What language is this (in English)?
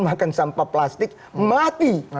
Indonesian